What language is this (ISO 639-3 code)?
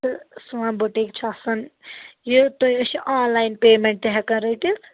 kas